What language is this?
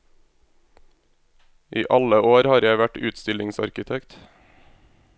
Norwegian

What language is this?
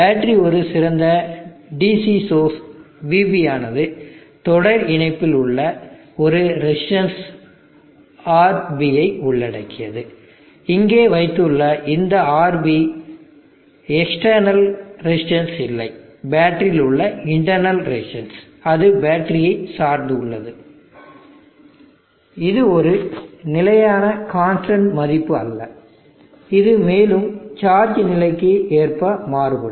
Tamil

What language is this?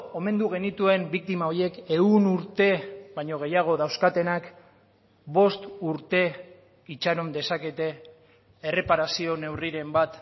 Basque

